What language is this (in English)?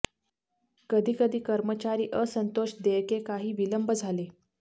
Marathi